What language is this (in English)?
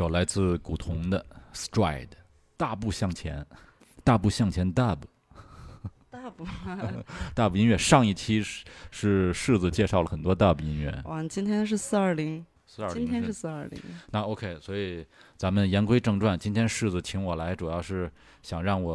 Chinese